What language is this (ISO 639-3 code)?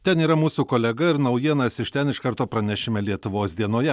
lit